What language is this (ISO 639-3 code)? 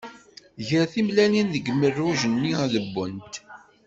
kab